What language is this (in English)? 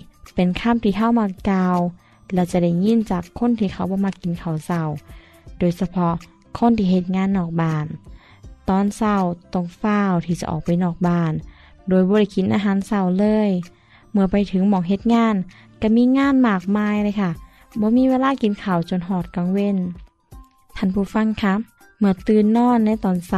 Thai